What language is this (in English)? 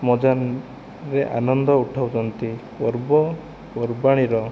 Odia